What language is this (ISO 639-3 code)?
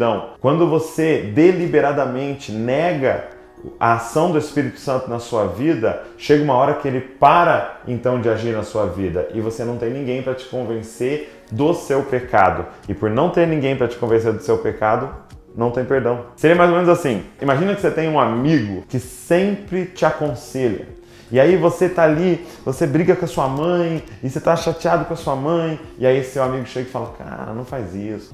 por